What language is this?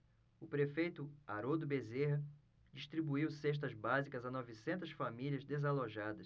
Portuguese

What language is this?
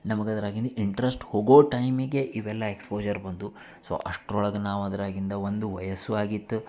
Kannada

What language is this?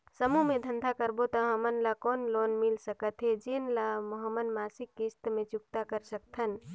Chhattisgarhi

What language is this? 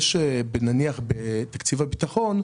Hebrew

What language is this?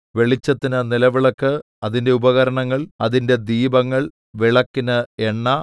Malayalam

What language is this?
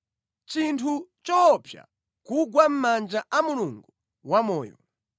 Nyanja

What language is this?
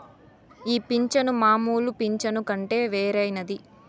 Telugu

